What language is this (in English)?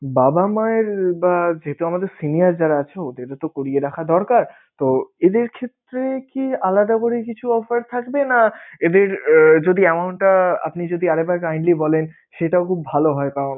Bangla